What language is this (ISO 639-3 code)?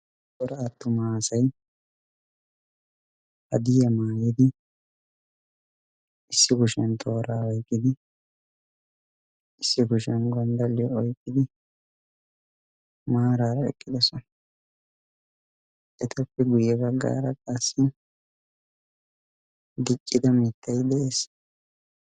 wal